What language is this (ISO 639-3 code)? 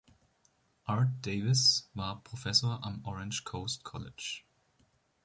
deu